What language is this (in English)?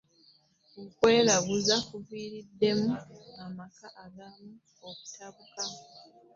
Ganda